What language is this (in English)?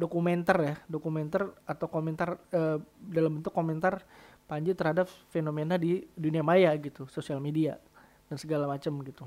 Indonesian